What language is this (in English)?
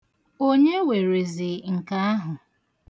Igbo